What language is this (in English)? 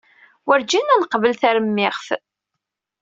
Kabyle